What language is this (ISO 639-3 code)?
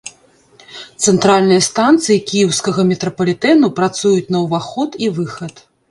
bel